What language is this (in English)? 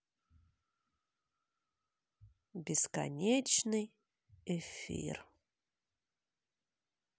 Russian